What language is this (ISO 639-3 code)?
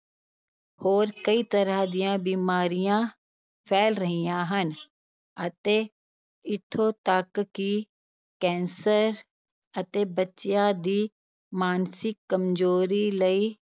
pan